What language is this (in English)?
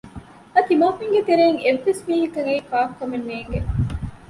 Divehi